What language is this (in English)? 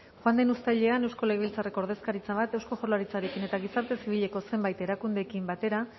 Basque